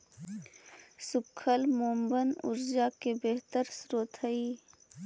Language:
Magahi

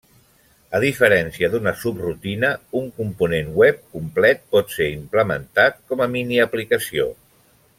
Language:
Catalan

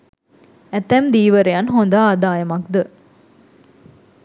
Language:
Sinhala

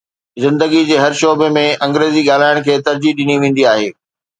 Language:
Sindhi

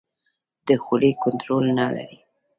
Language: Pashto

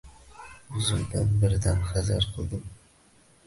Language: Uzbek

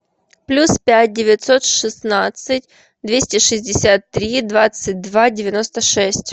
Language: Russian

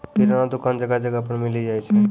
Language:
Maithili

